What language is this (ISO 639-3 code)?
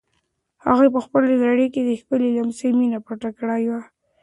pus